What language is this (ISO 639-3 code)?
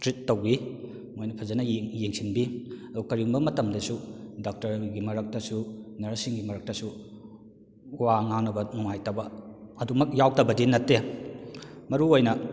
mni